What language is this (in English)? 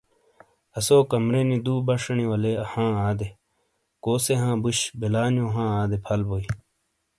Shina